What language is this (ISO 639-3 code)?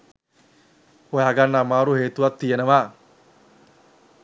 sin